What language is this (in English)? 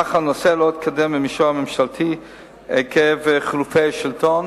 Hebrew